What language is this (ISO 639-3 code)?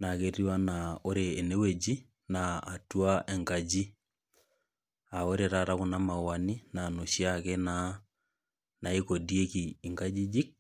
mas